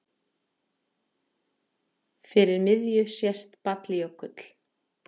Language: Icelandic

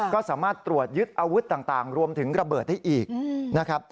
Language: Thai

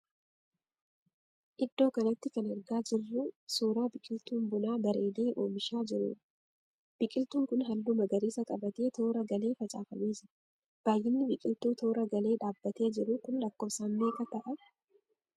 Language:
Oromo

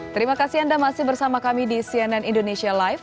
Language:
Indonesian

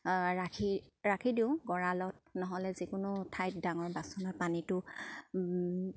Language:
Assamese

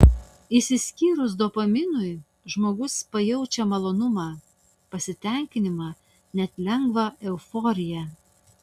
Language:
Lithuanian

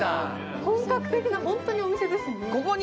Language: Japanese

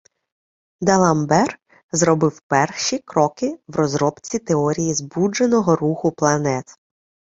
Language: Ukrainian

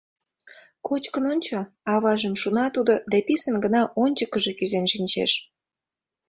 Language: Mari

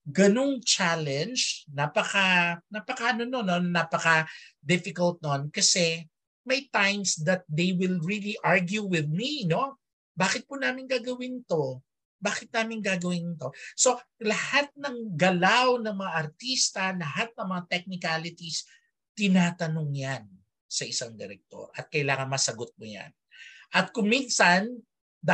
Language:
Filipino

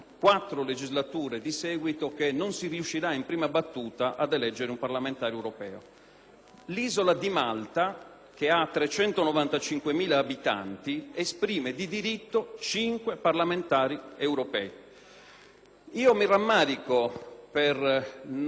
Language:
Italian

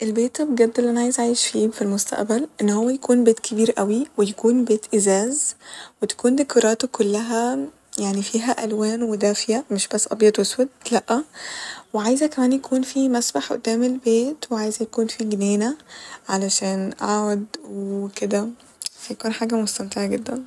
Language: Egyptian Arabic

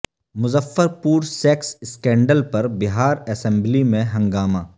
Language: Urdu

